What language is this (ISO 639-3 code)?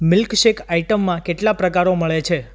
guj